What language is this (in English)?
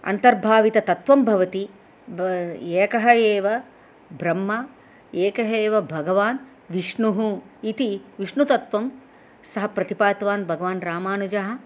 Sanskrit